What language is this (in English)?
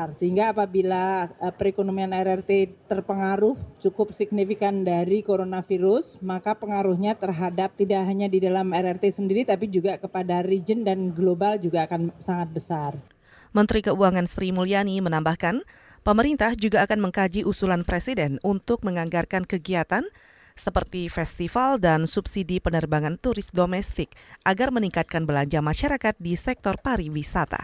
Indonesian